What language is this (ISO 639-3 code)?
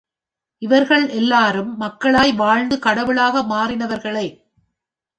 tam